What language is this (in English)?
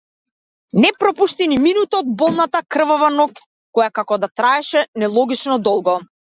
Macedonian